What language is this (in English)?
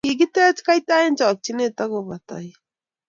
Kalenjin